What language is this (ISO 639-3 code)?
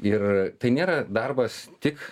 lit